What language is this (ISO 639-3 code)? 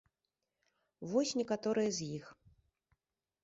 bel